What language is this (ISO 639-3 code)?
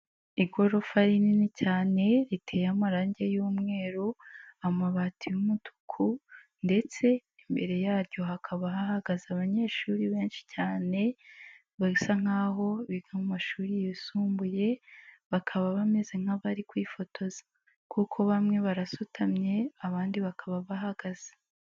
kin